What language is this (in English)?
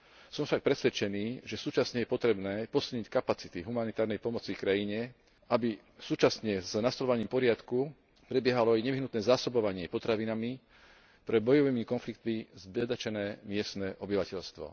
Slovak